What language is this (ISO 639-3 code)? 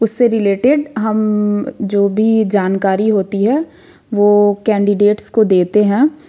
hin